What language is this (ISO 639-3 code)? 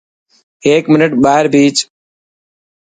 mki